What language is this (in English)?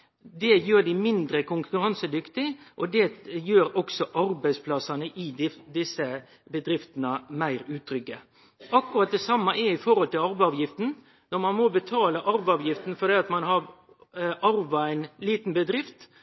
Norwegian Nynorsk